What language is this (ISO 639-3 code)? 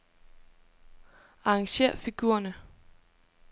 dan